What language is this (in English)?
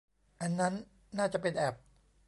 Thai